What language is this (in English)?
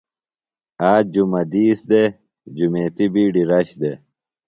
Phalura